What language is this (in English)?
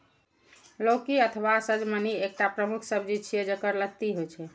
Maithili